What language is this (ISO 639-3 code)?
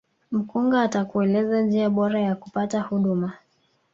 swa